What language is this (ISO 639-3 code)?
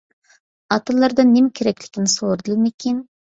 uig